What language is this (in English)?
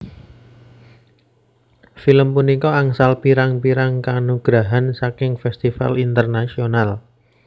Javanese